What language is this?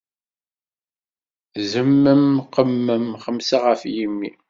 Kabyle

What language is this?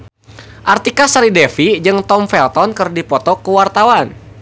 Sundanese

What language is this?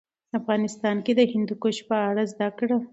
Pashto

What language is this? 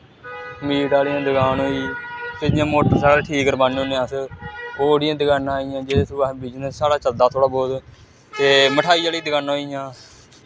Dogri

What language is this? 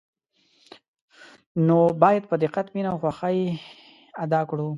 Pashto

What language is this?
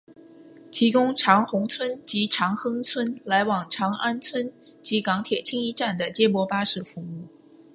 Chinese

